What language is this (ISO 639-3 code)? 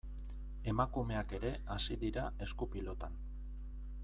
eus